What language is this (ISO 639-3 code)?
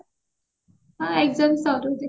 ori